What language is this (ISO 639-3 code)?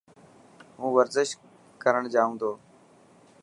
mki